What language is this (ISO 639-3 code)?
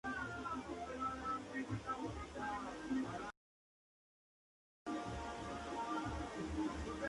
spa